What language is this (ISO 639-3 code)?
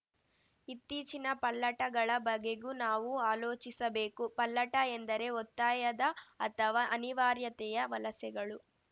kan